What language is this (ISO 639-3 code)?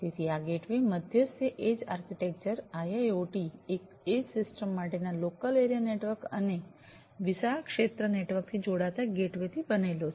guj